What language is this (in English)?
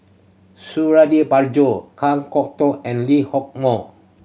English